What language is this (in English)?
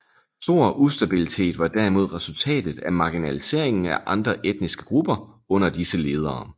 Danish